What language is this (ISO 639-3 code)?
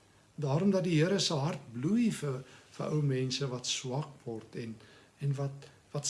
nld